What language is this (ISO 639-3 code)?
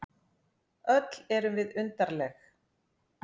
isl